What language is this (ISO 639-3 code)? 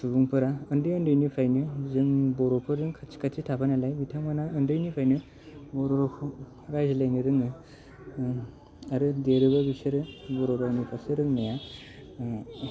brx